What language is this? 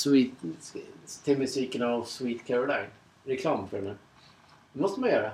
Swedish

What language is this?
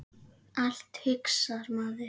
Icelandic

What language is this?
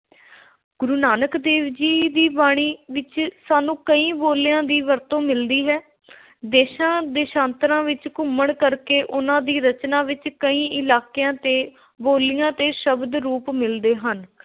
Punjabi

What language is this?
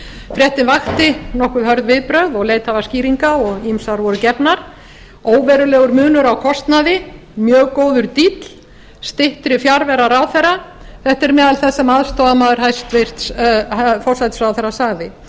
Icelandic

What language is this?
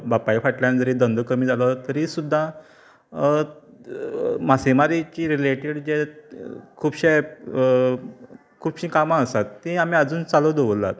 Konkani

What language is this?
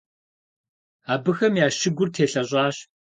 Kabardian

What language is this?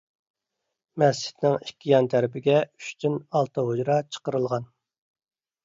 Uyghur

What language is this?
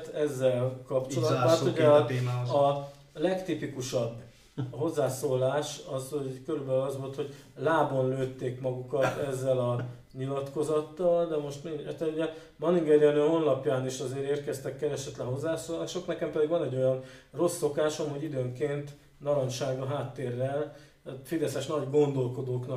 Hungarian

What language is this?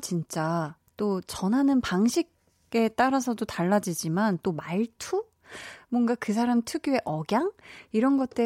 Korean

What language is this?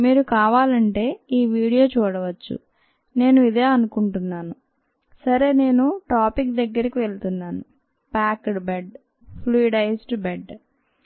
Telugu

